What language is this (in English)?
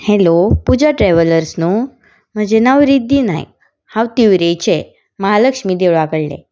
Konkani